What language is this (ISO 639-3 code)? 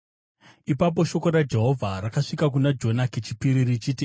sna